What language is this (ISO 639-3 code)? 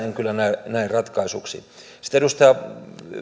fin